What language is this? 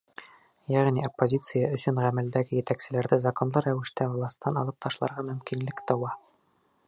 Bashkir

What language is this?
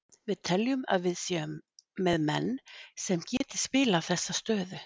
Icelandic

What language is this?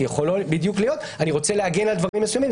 Hebrew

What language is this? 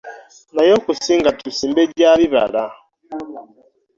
Ganda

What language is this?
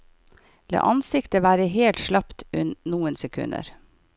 Norwegian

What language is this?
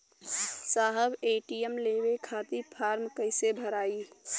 Bhojpuri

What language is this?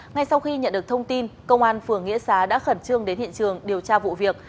Vietnamese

